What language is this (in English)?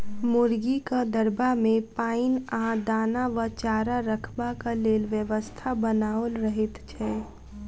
Maithili